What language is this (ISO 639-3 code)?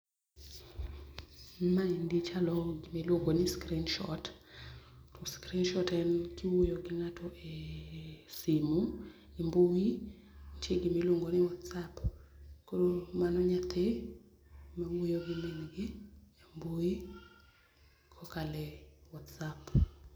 luo